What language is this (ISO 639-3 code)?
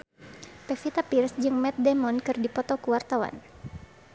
sun